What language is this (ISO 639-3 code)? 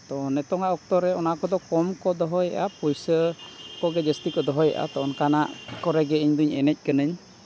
sat